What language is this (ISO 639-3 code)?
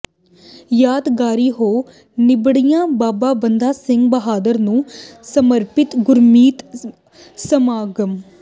pan